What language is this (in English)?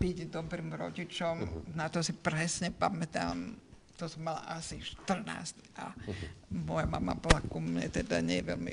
Slovak